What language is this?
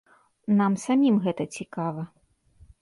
Belarusian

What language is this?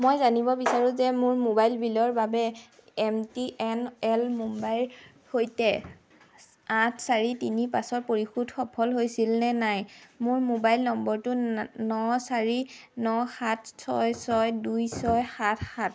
Assamese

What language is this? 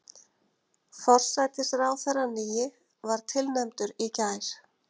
Icelandic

